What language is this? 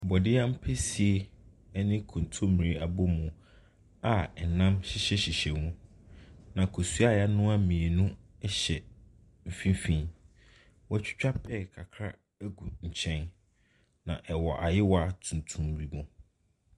Akan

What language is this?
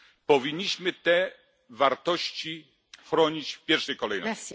Polish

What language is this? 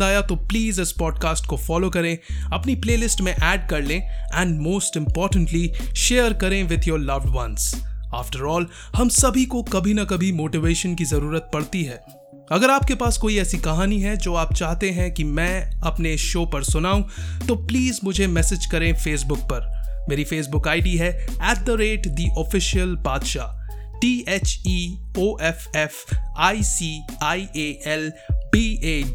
Hindi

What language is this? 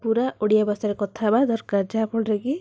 Odia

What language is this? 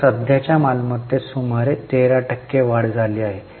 Marathi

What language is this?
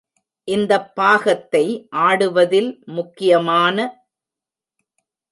Tamil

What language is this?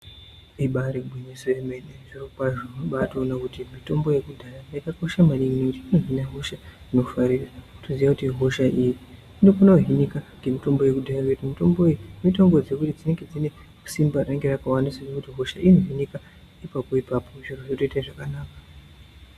Ndau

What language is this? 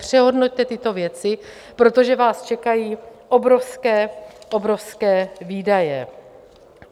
Czech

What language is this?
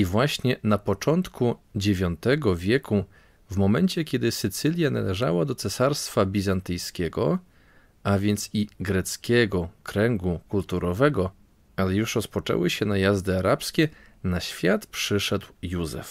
Polish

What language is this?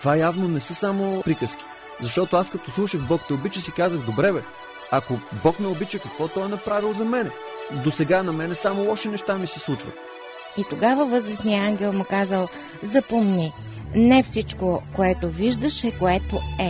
Bulgarian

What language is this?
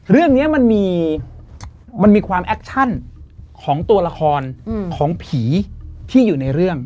Thai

